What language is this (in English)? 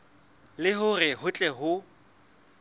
Southern Sotho